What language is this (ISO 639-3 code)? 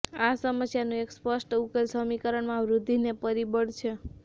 guj